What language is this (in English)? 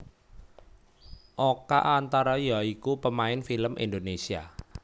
Javanese